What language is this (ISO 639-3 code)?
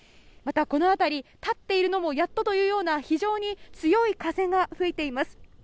jpn